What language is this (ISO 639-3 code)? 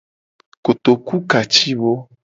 gej